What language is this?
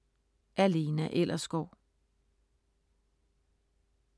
Danish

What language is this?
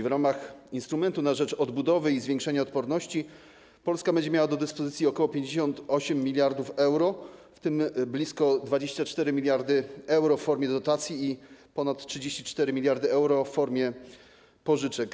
Polish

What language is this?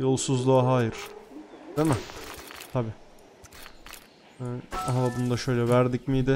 Turkish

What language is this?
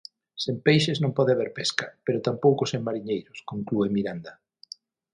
Galician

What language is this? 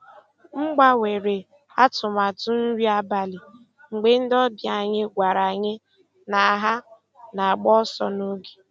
Igbo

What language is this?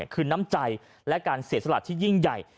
Thai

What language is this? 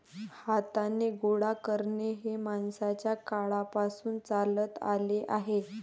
Marathi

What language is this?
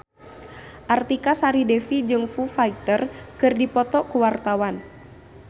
Sundanese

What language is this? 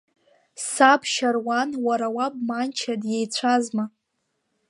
Abkhazian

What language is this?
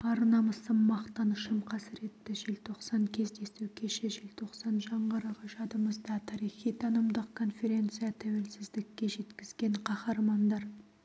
Kazakh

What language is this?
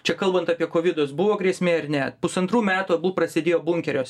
Lithuanian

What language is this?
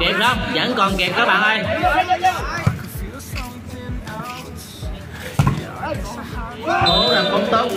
Vietnamese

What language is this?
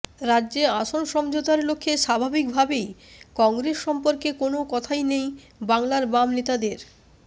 Bangla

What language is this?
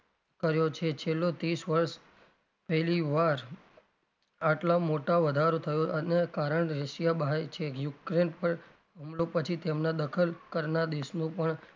Gujarati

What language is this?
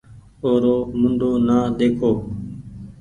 Goaria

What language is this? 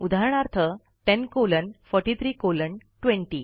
Marathi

